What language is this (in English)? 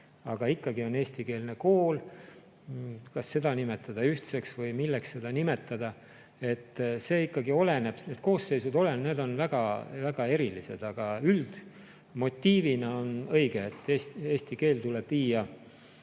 Estonian